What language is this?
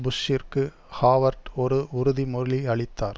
Tamil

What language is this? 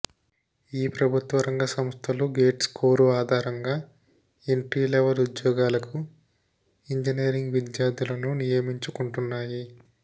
Telugu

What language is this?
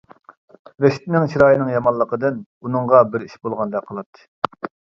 Uyghur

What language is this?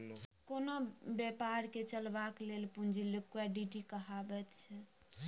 Maithili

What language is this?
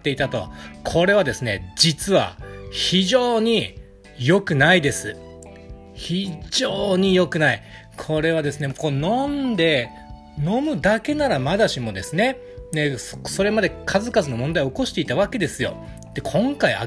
Japanese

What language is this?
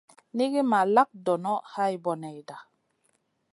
Masana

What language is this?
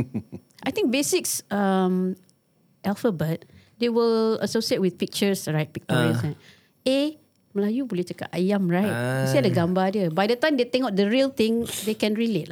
Malay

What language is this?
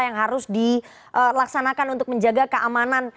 Indonesian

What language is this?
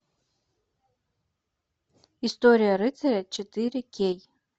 Russian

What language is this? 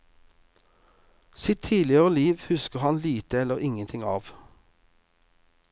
Norwegian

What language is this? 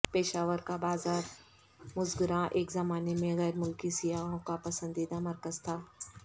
Urdu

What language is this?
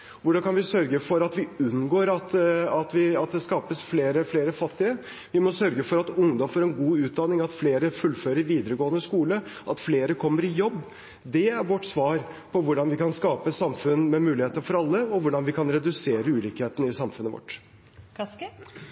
Norwegian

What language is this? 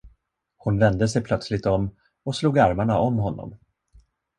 Swedish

